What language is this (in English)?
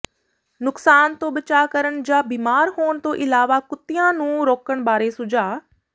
Punjabi